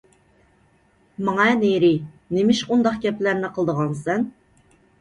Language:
Uyghur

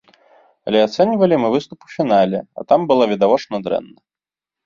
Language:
Belarusian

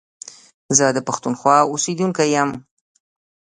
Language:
Pashto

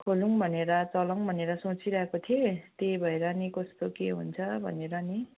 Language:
Nepali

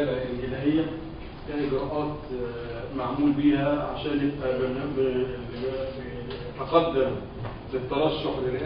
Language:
Arabic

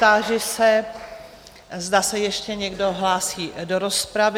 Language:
Czech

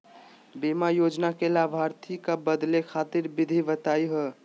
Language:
Magahi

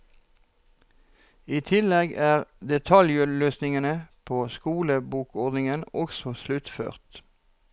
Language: Norwegian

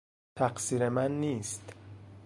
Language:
Persian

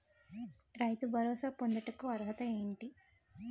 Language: Telugu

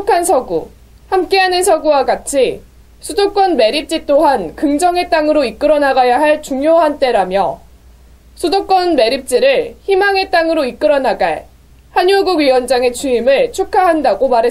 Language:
Korean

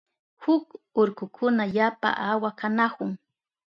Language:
Southern Pastaza Quechua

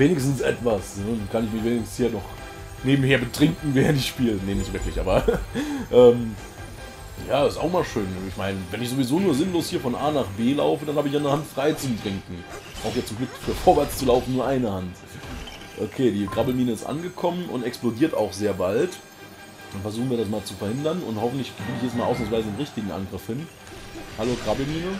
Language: German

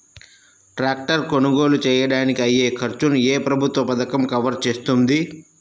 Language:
Telugu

